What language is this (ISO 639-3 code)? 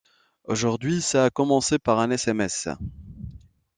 fra